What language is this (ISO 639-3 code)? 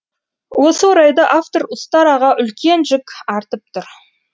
kaz